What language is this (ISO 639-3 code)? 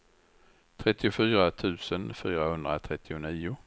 swe